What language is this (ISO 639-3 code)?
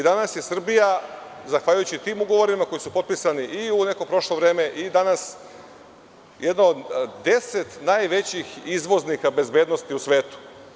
srp